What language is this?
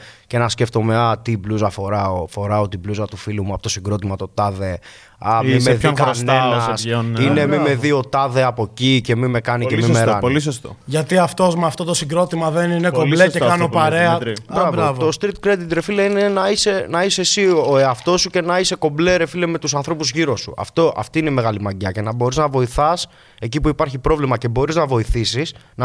Greek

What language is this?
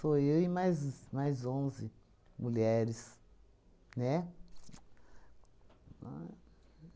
Portuguese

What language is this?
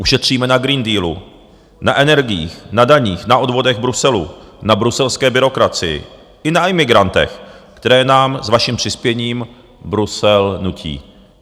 Czech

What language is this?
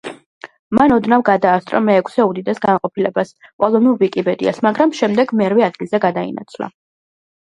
Georgian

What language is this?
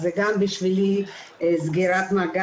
Hebrew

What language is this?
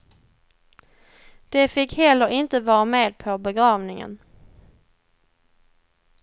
Swedish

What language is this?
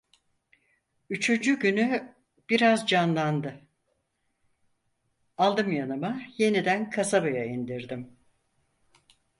Turkish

